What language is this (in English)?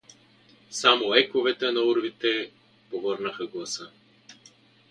Bulgarian